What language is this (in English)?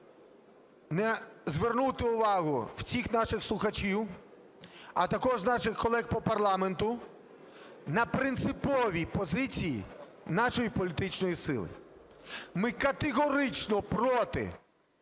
Ukrainian